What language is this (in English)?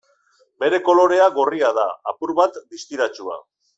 Basque